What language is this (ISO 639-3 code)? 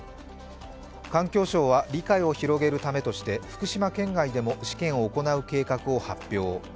jpn